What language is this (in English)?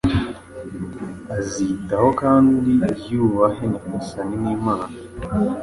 Kinyarwanda